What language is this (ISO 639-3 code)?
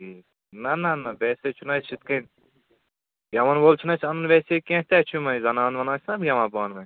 kas